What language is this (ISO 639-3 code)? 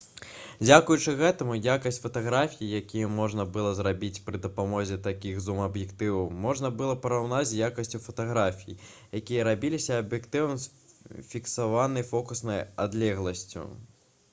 bel